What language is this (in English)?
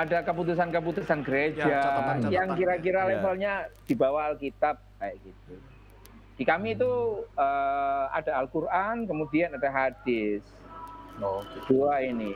Indonesian